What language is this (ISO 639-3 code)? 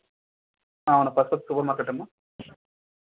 tel